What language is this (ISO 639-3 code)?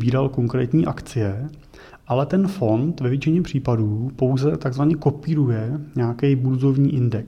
ces